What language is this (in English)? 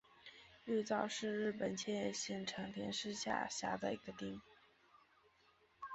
Chinese